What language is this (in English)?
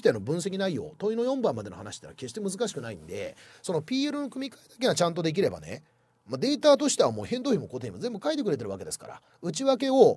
Japanese